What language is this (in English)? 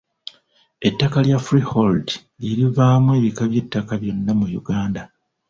Ganda